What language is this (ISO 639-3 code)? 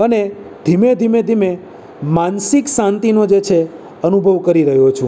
guj